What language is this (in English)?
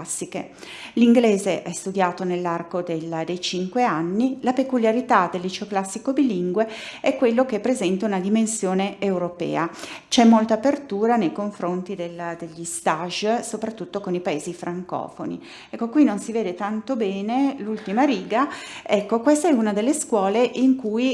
Italian